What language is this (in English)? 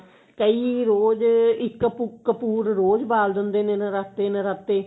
Punjabi